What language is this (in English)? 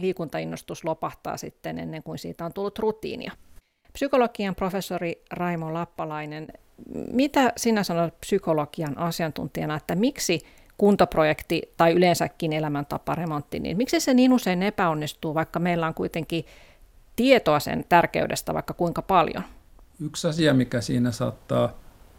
Finnish